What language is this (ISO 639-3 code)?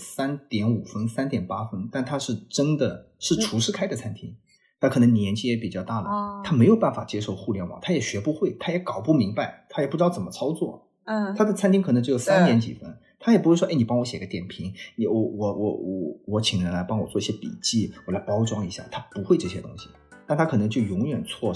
zho